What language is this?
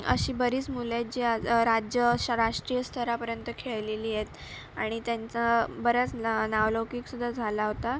Marathi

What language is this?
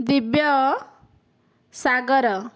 Odia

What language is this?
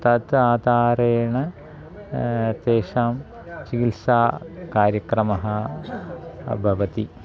Sanskrit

